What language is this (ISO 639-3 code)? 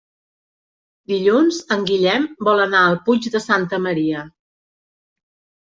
cat